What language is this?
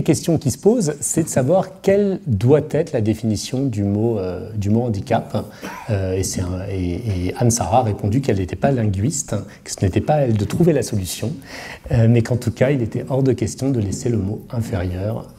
French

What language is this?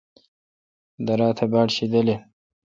Kalkoti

